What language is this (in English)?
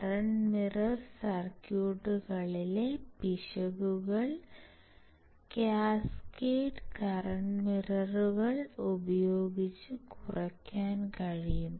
Malayalam